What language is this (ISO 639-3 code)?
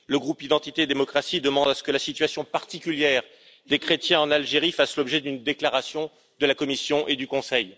fra